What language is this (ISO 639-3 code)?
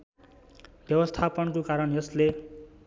nep